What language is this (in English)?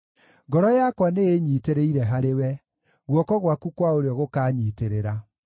Kikuyu